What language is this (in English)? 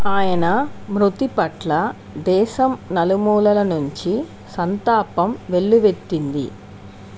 Telugu